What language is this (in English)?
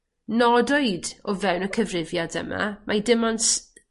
Welsh